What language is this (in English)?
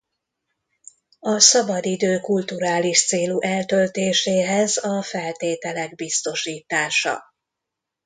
Hungarian